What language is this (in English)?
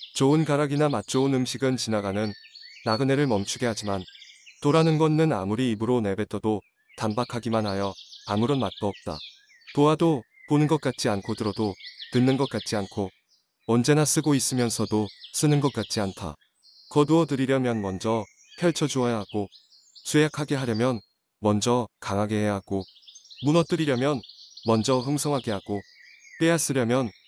Korean